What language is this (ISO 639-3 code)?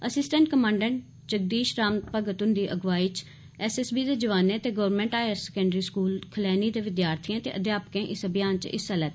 doi